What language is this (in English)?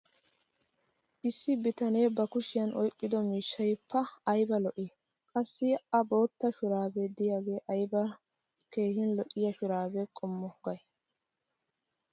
Wolaytta